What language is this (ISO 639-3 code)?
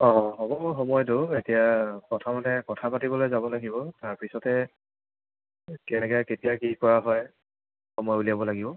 asm